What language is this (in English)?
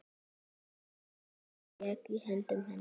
Icelandic